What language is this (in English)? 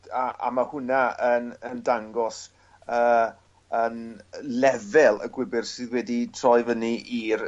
Welsh